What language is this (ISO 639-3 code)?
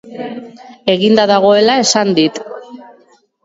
eus